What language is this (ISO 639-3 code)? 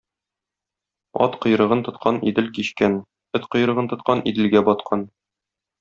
tat